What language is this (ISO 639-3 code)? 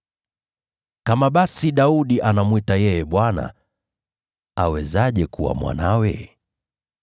swa